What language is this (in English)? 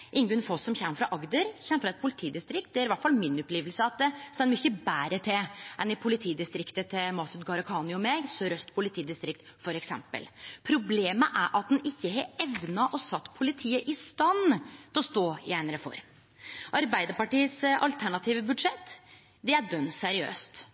Norwegian Nynorsk